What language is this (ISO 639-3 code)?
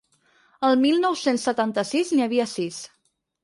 cat